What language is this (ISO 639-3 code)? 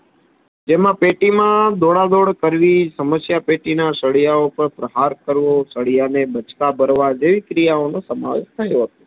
guj